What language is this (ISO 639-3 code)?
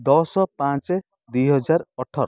ori